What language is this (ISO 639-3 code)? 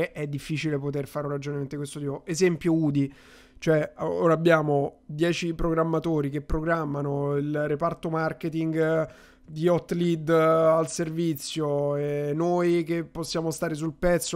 ita